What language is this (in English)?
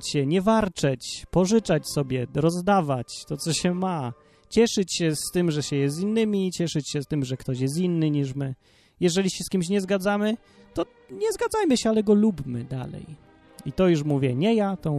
Polish